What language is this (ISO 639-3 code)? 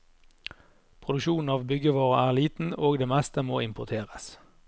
nor